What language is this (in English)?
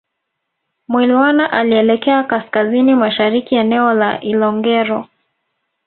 Swahili